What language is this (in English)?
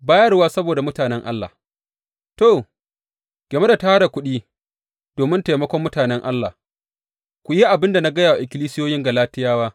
Hausa